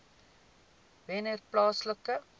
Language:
Afrikaans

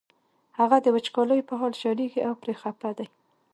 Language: Pashto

